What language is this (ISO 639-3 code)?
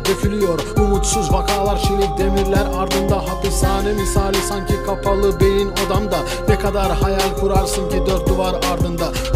tur